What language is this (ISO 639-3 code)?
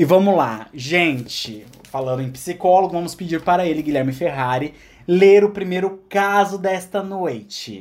por